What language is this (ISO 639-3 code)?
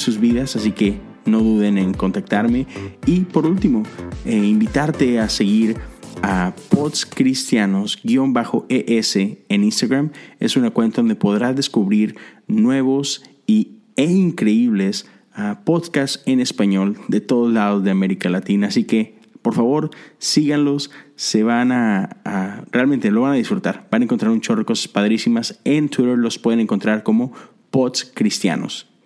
spa